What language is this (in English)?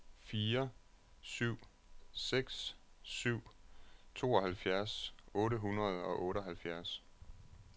Danish